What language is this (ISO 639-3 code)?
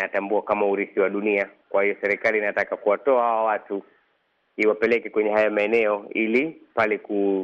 swa